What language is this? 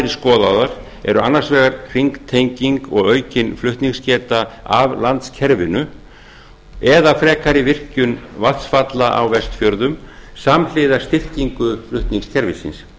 Icelandic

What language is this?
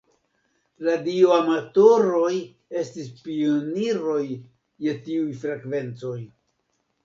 Esperanto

